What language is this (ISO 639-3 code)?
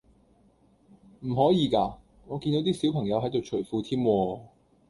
yue